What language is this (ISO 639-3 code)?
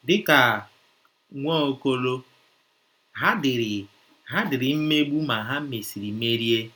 ibo